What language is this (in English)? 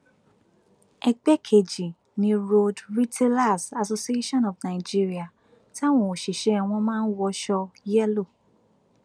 Yoruba